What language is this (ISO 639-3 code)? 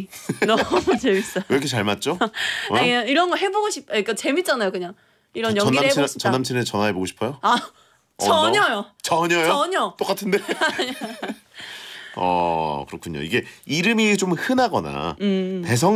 kor